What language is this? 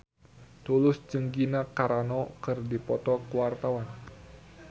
Sundanese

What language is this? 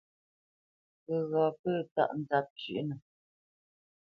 Bamenyam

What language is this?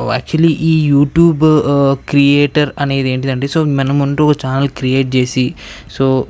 Indonesian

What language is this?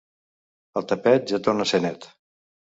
Catalan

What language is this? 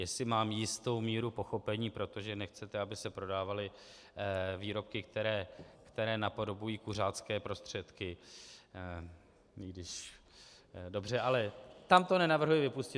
Czech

